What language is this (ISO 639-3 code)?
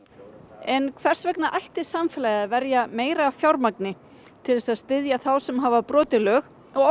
isl